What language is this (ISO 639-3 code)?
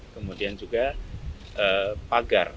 ind